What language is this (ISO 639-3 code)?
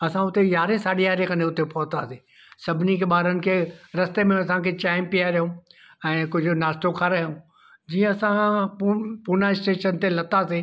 snd